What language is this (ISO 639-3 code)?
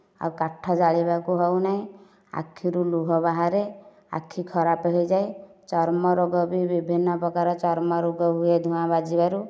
ori